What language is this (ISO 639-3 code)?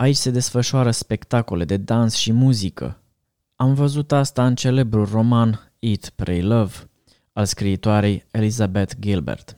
ron